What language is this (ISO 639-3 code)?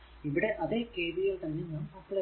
mal